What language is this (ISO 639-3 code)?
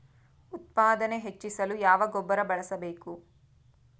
kan